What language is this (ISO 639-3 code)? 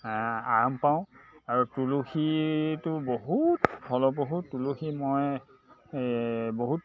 asm